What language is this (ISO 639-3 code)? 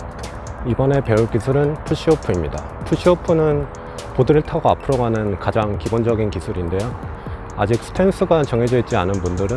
kor